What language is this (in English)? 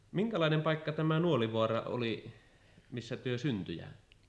Finnish